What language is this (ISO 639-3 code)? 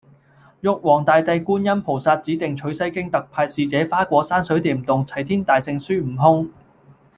yue